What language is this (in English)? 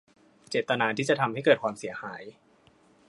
Thai